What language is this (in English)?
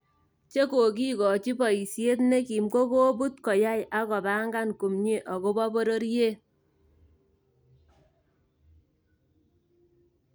Kalenjin